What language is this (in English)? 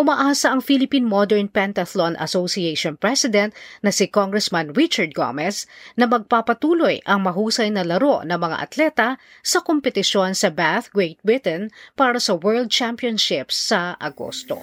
Filipino